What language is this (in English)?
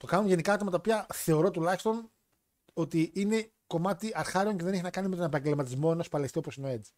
Greek